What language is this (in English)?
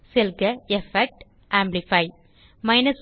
Tamil